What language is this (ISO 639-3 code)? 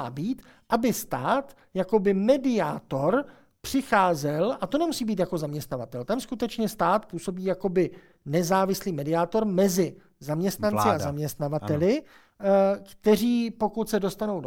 ces